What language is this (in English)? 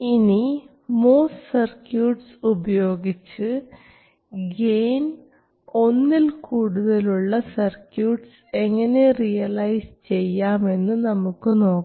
Malayalam